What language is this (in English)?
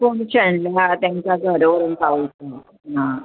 Konkani